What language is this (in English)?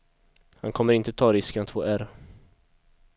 Swedish